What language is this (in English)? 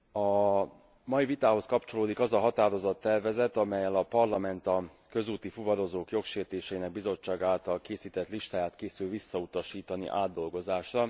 Hungarian